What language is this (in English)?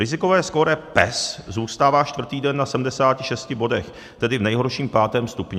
Czech